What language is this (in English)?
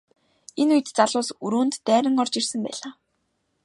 Mongolian